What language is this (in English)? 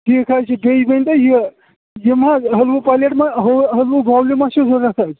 Kashmiri